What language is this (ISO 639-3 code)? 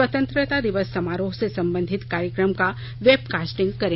hin